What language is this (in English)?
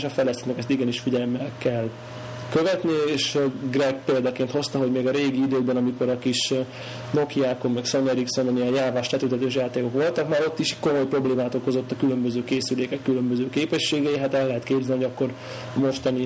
Hungarian